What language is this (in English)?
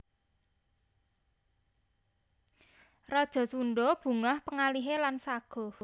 Javanese